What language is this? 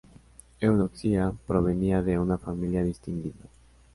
Spanish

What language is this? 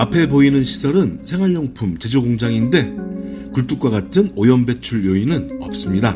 Korean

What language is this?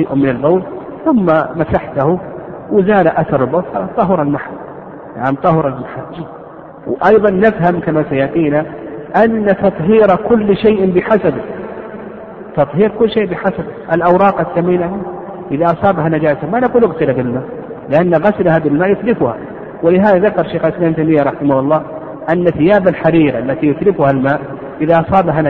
Arabic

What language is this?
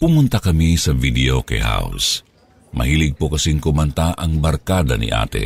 Filipino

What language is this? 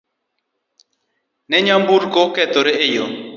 Luo (Kenya and Tanzania)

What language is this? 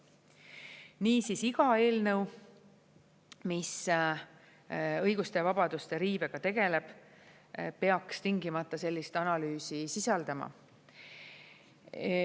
Estonian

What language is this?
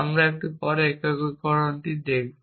Bangla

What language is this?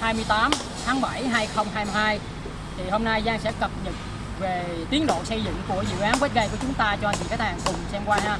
Vietnamese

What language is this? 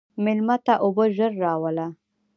Pashto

